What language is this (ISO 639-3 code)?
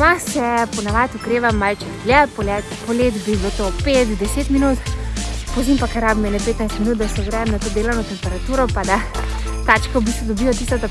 slv